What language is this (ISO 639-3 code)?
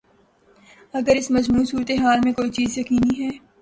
urd